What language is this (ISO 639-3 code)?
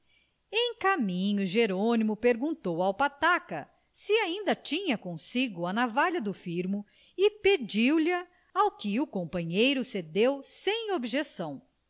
por